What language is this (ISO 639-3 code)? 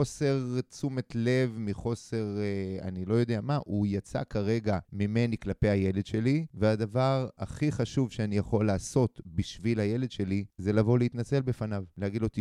heb